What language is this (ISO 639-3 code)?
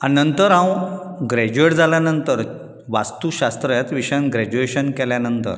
kok